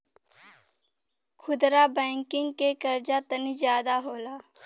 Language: Bhojpuri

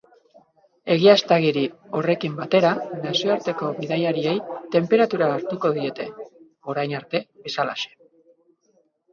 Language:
Basque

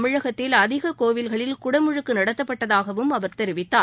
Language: Tamil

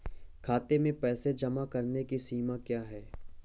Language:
Hindi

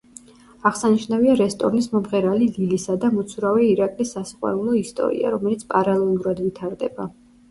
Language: Georgian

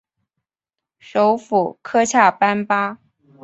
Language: Chinese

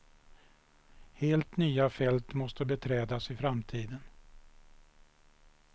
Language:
Swedish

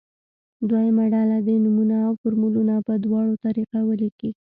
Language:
Pashto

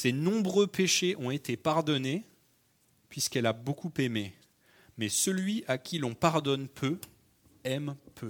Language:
French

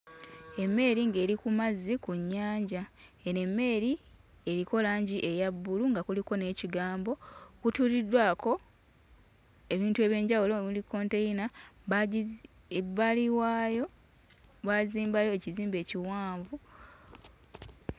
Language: Ganda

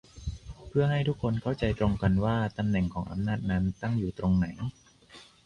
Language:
Thai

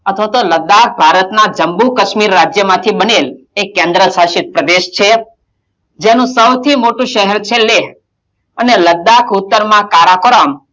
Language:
Gujarati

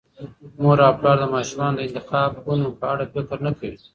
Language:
Pashto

